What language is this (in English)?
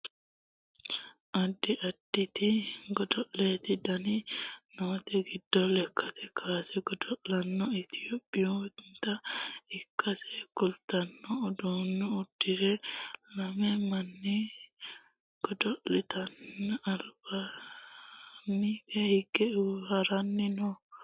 Sidamo